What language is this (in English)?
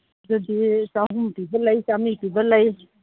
Manipuri